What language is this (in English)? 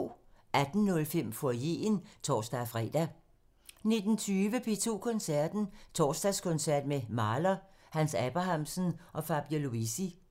Danish